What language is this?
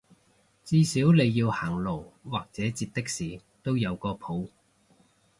Cantonese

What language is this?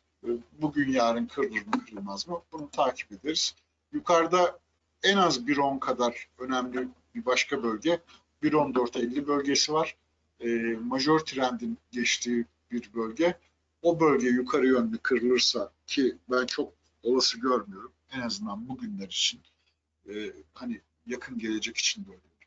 Turkish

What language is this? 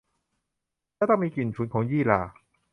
Thai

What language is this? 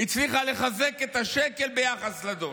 Hebrew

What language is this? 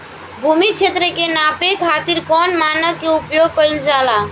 Bhojpuri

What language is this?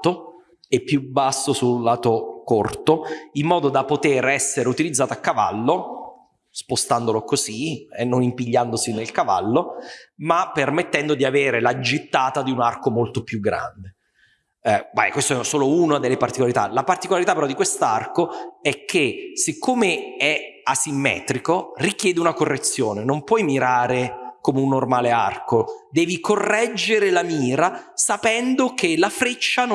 Italian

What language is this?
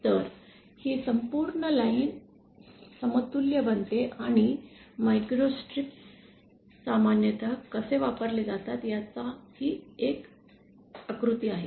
Marathi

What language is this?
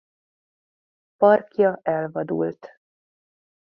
Hungarian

